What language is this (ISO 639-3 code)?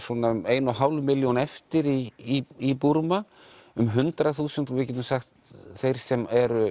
isl